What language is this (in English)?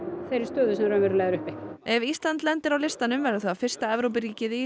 Icelandic